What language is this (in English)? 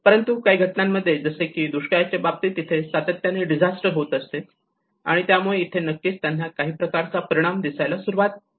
Marathi